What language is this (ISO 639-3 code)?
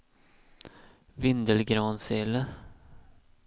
swe